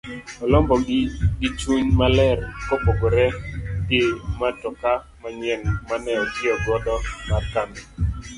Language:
Luo (Kenya and Tanzania)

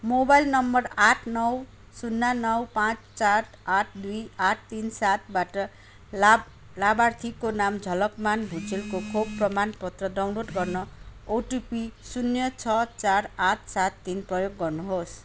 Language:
Nepali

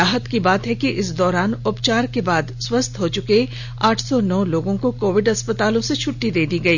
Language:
Hindi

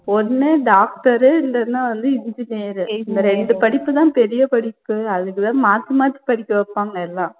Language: Tamil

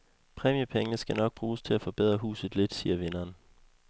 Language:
Danish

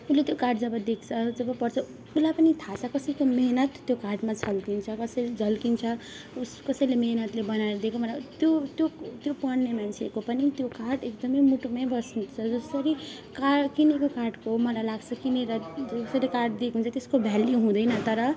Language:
Nepali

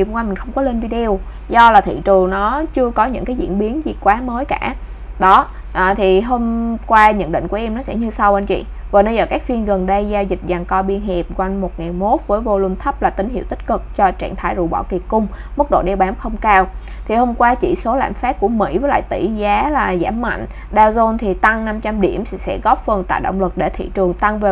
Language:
Vietnamese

